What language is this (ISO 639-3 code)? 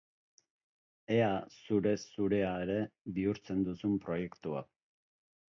eus